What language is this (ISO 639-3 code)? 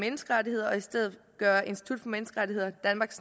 dan